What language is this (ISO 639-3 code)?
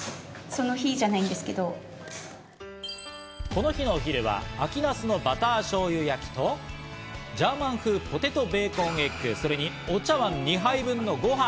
jpn